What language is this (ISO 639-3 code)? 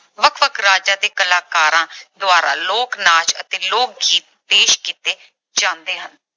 pan